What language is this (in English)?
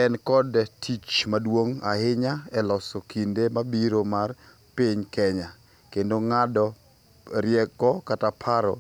Luo (Kenya and Tanzania)